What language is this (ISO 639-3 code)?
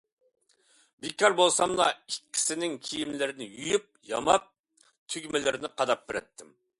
uig